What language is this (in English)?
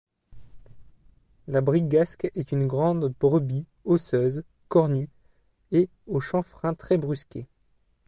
French